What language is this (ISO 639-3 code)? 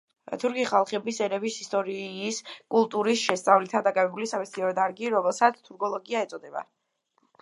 kat